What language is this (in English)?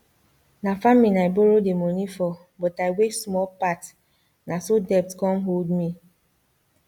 Nigerian Pidgin